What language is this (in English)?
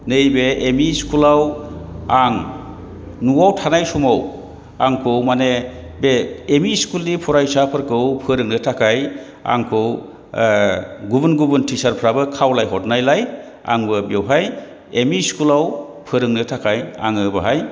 Bodo